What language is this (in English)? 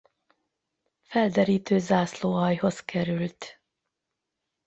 Hungarian